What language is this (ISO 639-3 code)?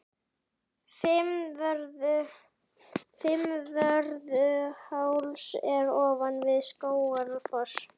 isl